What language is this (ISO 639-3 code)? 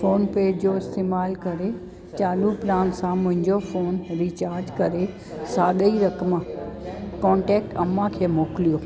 snd